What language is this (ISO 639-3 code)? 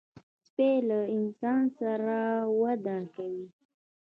pus